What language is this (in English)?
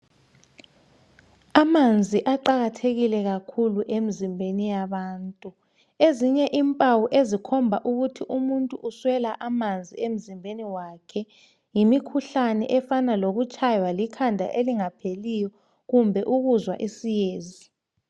North Ndebele